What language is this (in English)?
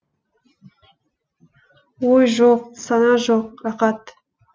Kazakh